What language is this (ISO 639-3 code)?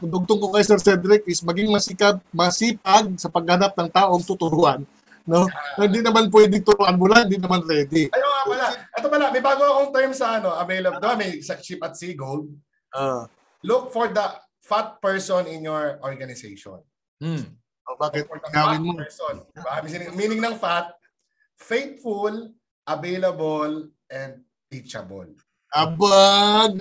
fil